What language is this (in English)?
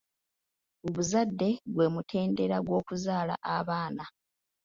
Ganda